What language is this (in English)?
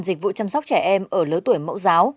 Vietnamese